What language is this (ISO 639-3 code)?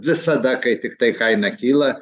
lit